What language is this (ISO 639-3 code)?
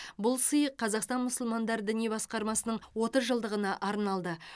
kaz